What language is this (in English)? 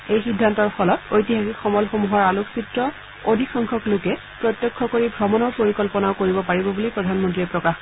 Assamese